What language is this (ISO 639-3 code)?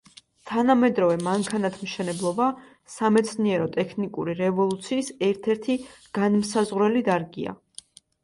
kat